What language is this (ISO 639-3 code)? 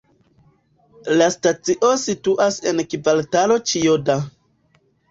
epo